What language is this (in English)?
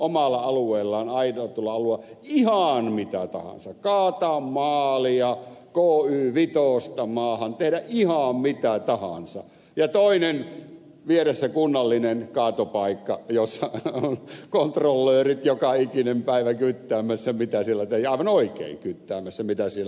Finnish